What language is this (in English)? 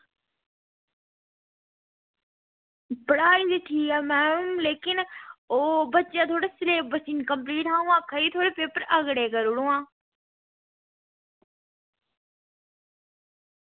Dogri